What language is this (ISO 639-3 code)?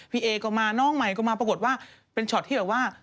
tha